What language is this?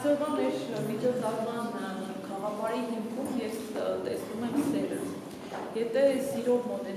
Romanian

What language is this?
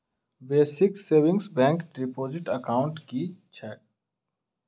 Maithili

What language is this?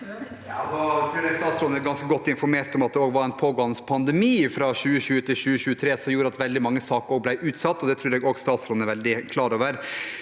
Norwegian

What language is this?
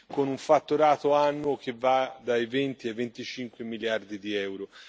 Italian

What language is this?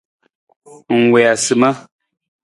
Nawdm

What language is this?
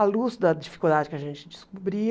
Portuguese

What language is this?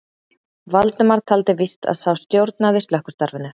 Icelandic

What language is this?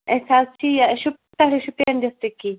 Kashmiri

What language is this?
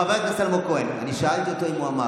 Hebrew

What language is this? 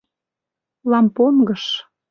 Mari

